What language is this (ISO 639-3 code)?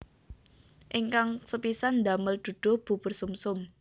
jav